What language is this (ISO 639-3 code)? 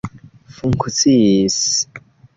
epo